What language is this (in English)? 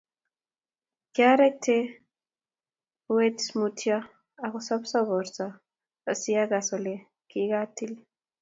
Kalenjin